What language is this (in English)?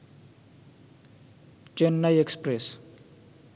Bangla